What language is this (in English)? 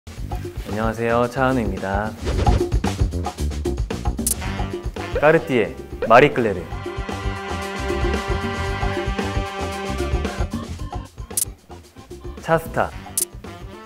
Korean